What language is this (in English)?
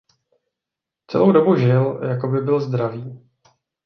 Czech